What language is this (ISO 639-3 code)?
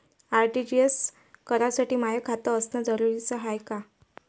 mar